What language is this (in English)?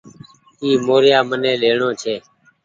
Goaria